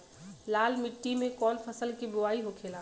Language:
Bhojpuri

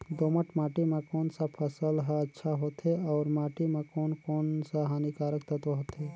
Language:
Chhattisgarhi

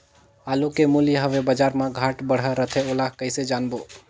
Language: Chhattisgarhi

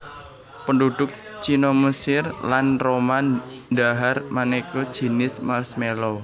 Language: Javanese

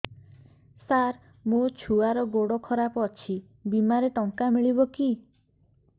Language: Odia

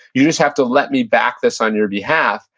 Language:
English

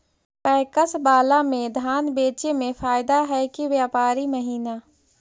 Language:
Magahi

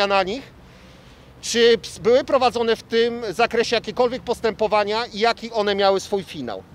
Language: Polish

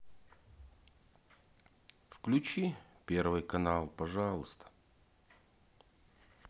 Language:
Russian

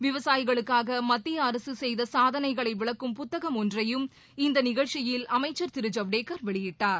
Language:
Tamil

